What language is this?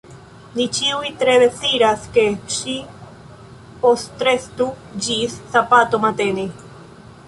Esperanto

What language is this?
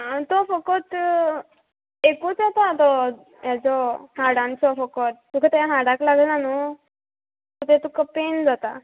Konkani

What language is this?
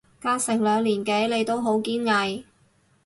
Cantonese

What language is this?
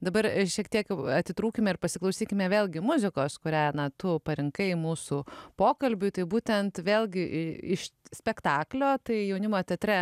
Lithuanian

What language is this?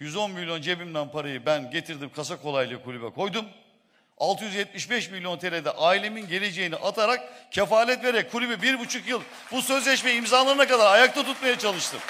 Turkish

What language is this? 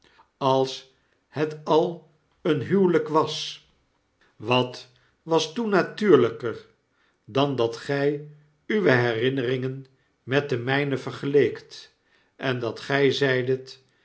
Dutch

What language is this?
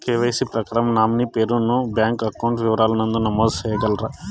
Telugu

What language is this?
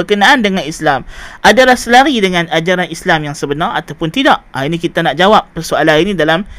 Malay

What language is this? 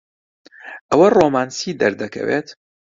Central Kurdish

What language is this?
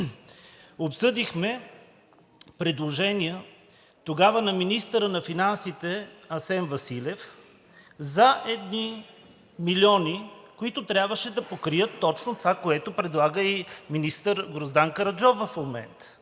Bulgarian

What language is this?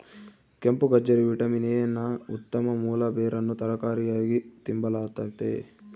Kannada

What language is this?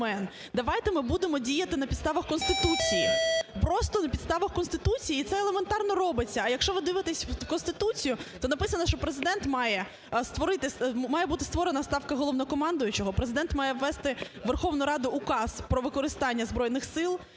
Ukrainian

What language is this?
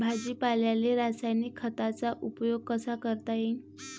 Marathi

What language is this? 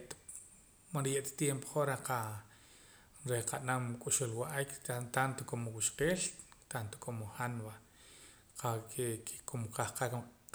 Poqomam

